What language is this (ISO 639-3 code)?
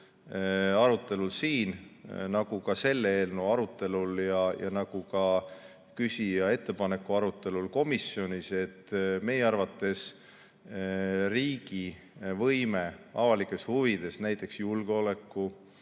est